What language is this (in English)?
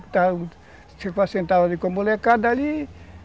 Portuguese